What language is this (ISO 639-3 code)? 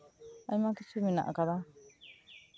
sat